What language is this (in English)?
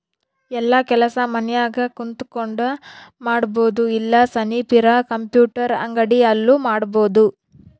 Kannada